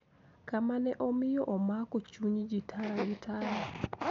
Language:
Luo (Kenya and Tanzania)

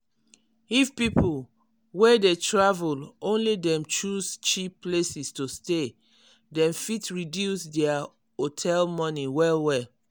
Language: Nigerian Pidgin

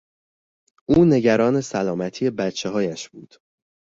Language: Persian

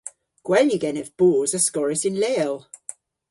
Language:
Cornish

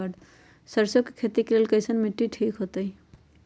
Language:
Magahi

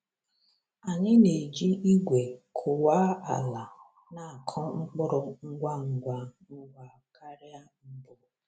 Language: Igbo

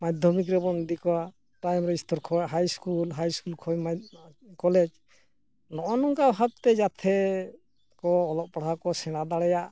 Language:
Santali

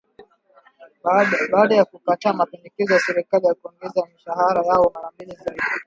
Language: Swahili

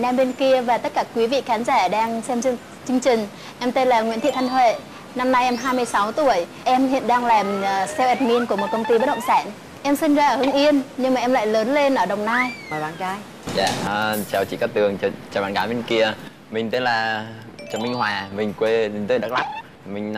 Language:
Vietnamese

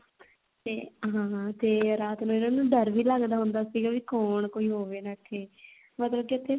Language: Punjabi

